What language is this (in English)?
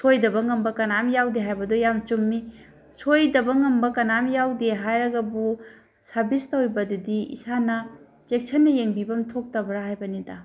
Manipuri